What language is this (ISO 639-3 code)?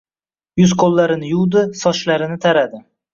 uzb